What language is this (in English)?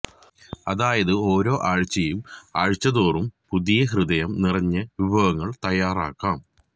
Malayalam